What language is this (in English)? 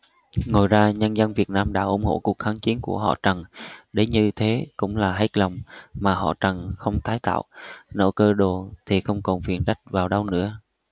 Vietnamese